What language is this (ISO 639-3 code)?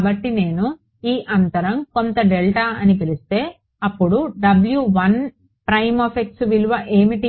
tel